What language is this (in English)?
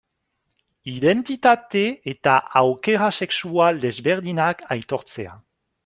Basque